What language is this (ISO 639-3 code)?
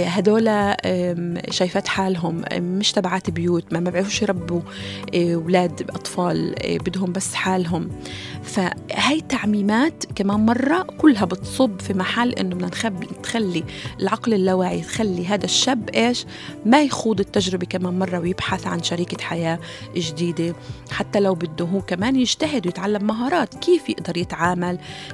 ara